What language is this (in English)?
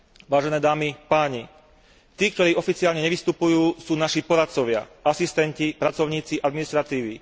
Slovak